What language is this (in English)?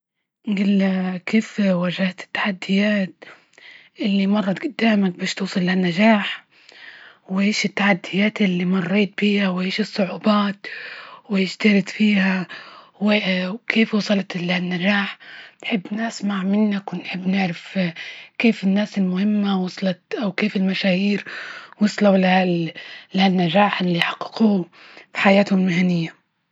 Libyan Arabic